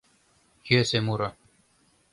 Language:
Mari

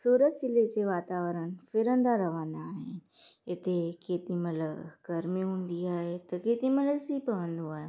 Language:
Sindhi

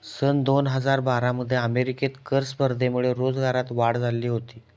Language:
Marathi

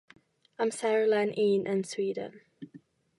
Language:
Welsh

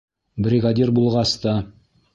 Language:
Bashkir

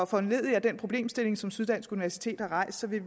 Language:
Danish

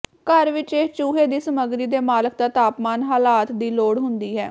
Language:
Punjabi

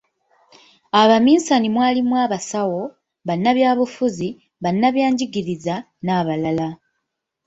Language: Ganda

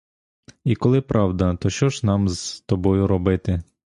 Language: Ukrainian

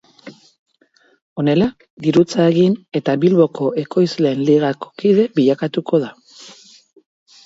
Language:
Basque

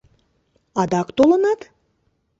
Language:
Mari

